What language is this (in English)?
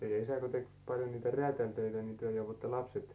Finnish